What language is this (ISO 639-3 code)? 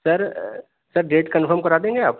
urd